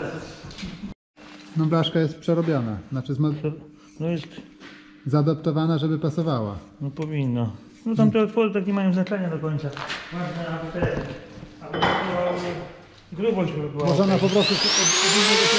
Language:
Polish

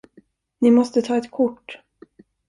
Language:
Swedish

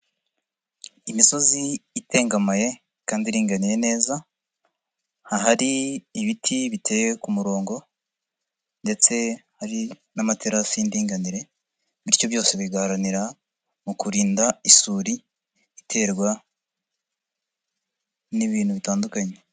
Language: Kinyarwanda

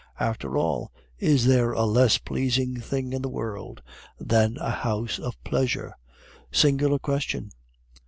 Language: English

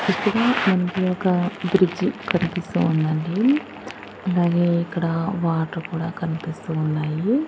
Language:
Telugu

